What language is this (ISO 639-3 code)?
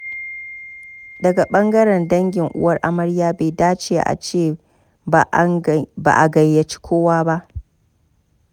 hau